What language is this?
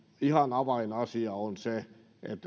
Finnish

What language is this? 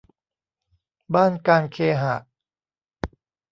Thai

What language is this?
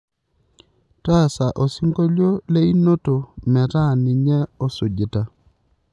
Masai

